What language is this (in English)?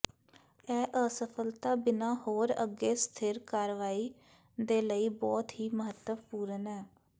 Punjabi